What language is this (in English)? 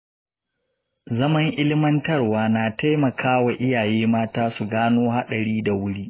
Hausa